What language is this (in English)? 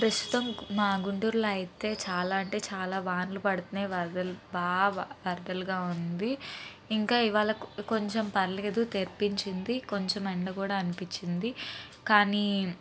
Telugu